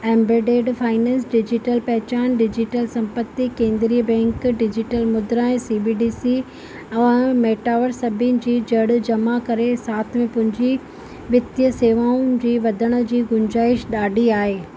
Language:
Sindhi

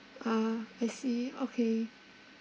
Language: English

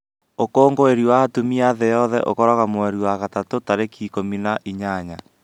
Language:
Kikuyu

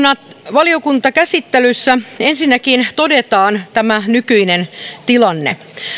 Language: Finnish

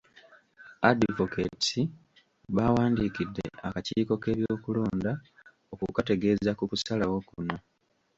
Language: Ganda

